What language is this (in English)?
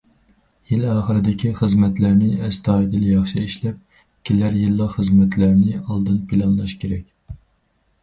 Uyghur